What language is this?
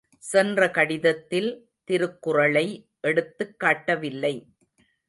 Tamil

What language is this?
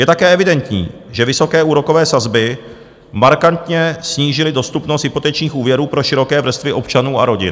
Czech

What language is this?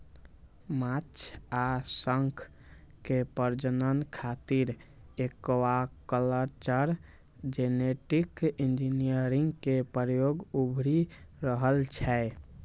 Maithili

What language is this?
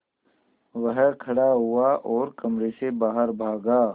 Hindi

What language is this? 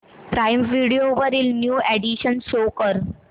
Marathi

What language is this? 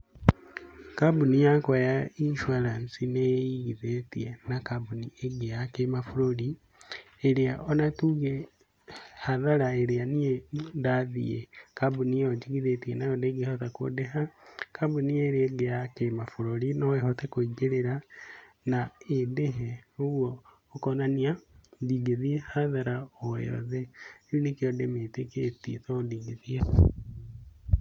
Kikuyu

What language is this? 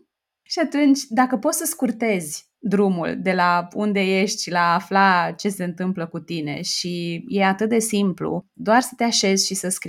Romanian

